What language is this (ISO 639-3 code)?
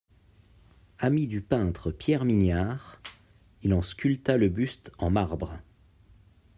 fra